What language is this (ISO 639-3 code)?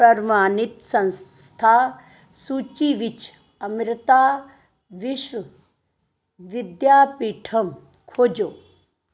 pan